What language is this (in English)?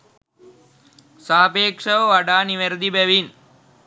Sinhala